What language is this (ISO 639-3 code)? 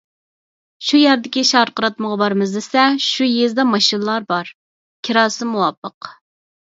uig